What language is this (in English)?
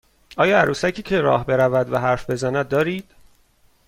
Persian